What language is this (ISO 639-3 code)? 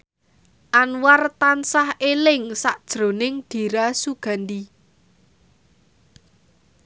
jav